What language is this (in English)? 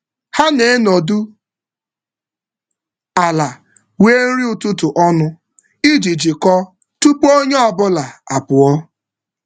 Igbo